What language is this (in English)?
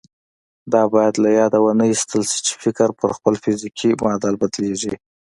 Pashto